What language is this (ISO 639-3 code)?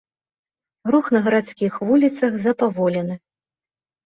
bel